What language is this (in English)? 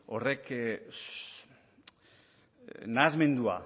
Basque